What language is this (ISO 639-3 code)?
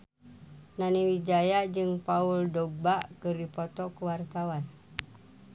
sun